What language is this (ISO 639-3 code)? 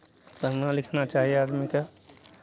mai